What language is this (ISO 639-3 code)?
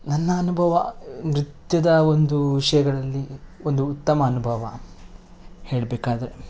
kan